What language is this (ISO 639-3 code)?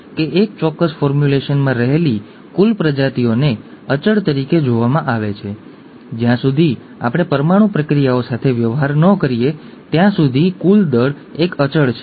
guj